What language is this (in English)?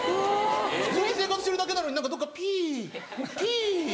Japanese